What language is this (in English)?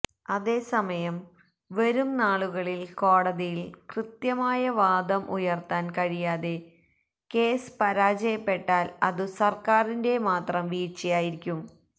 Malayalam